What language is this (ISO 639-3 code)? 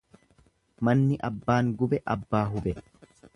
orm